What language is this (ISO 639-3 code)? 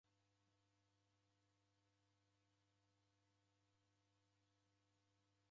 dav